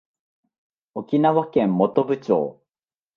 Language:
Japanese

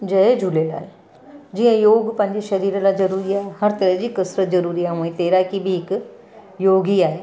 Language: Sindhi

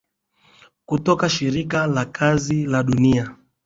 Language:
Swahili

